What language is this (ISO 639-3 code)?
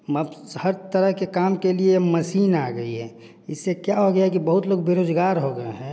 hin